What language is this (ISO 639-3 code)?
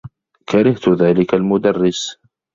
ara